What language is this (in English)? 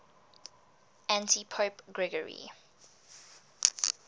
English